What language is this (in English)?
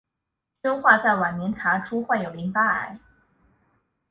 Chinese